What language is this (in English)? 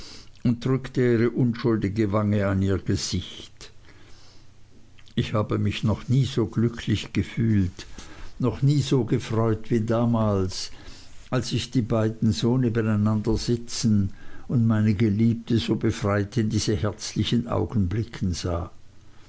German